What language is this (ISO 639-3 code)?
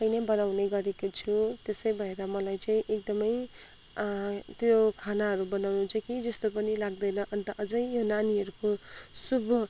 nep